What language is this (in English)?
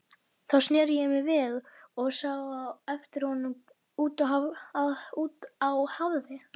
Icelandic